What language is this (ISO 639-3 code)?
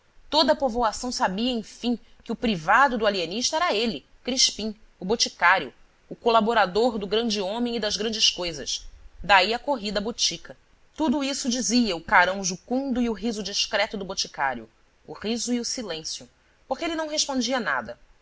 por